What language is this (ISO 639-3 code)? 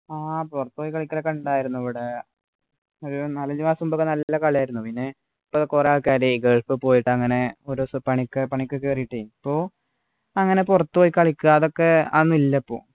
mal